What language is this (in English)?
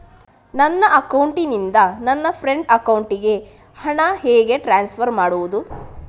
Kannada